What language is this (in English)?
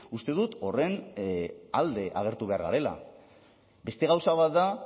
Basque